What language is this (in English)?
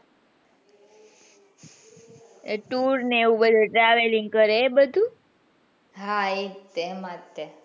Gujarati